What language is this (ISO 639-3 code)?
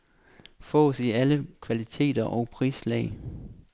dan